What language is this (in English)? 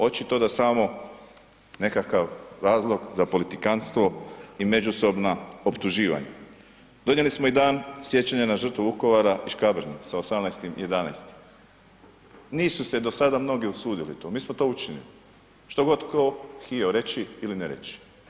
Croatian